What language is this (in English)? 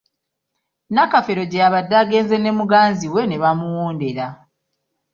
Ganda